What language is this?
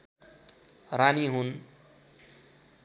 Nepali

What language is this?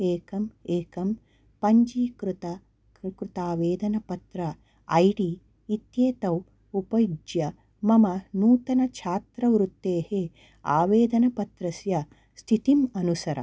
Sanskrit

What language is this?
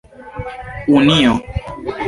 Esperanto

